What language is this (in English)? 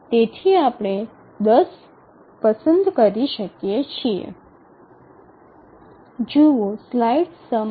Gujarati